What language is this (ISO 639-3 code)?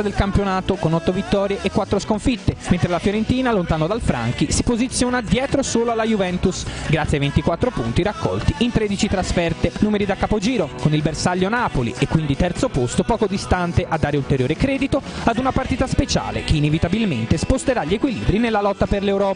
ita